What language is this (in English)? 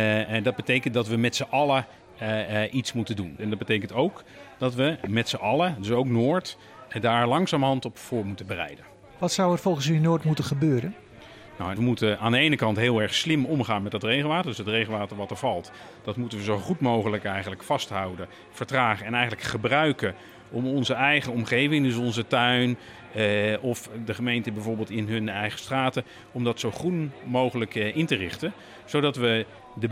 Dutch